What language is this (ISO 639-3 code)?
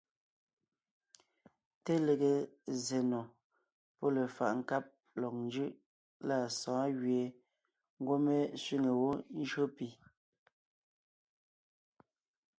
nnh